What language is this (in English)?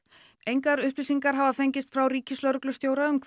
Icelandic